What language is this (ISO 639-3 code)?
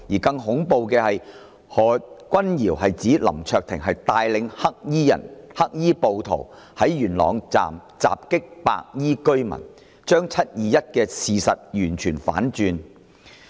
yue